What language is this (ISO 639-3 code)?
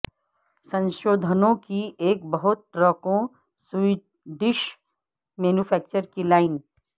urd